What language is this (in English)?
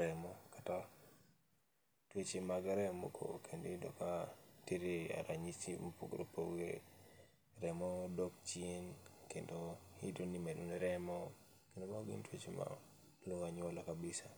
Luo (Kenya and Tanzania)